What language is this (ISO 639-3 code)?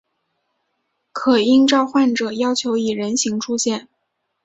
zho